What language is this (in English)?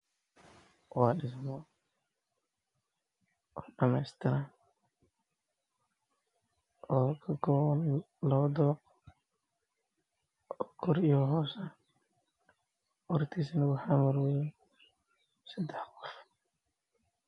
Somali